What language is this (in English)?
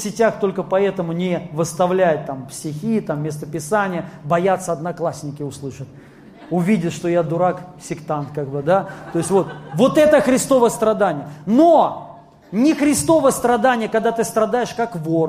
Russian